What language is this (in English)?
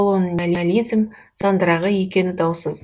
Kazakh